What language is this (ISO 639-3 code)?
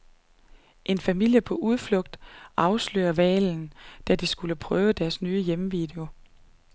dan